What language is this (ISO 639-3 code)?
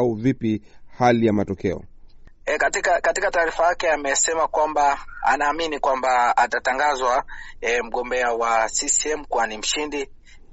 swa